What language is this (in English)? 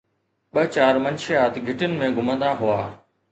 Sindhi